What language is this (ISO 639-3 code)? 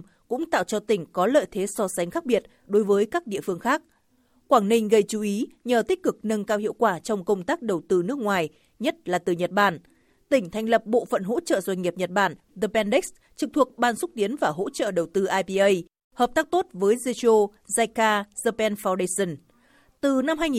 vie